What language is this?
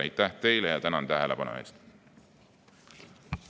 Estonian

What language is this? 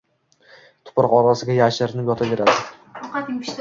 Uzbek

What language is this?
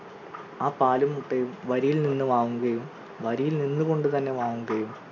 Malayalam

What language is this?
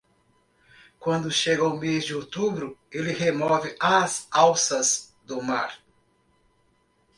Portuguese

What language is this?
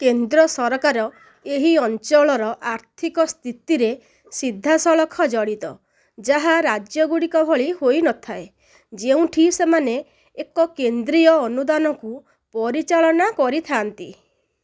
Odia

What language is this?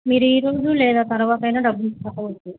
Telugu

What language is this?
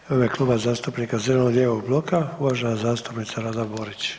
Croatian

